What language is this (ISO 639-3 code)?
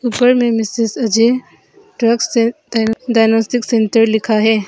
hin